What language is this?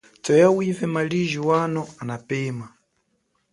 Chokwe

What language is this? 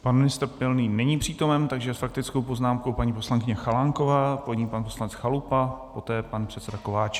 Czech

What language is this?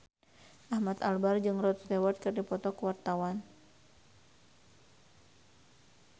Sundanese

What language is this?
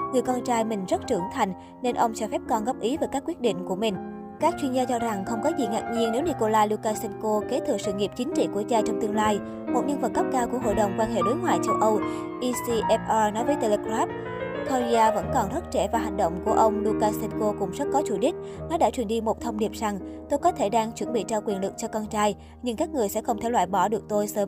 Vietnamese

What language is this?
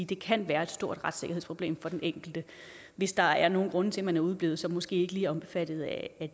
Danish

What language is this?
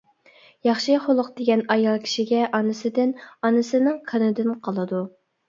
Uyghur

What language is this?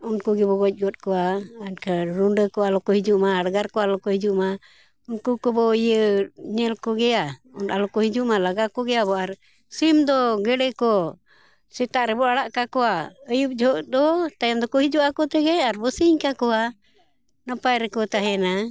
Santali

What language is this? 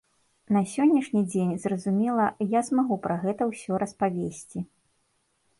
Belarusian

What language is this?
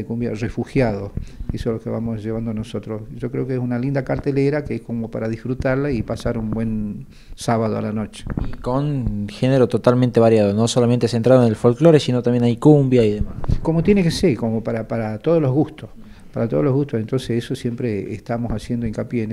Spanish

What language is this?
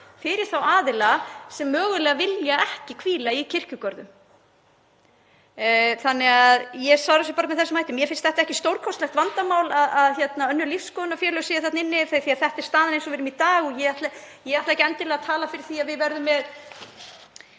Icelandic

